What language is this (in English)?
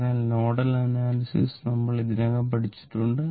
Malayalam